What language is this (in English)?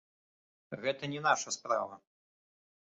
Belarusian